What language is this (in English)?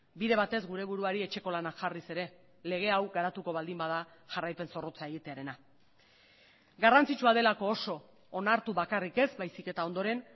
Basque